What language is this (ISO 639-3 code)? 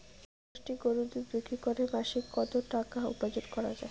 ben